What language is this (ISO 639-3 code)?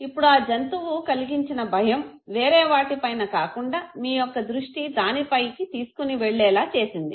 tel